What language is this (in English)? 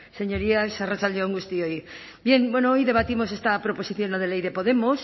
Spanish